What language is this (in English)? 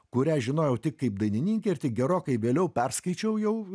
Lithuanian